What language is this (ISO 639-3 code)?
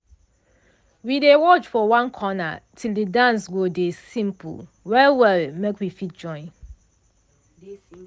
pcm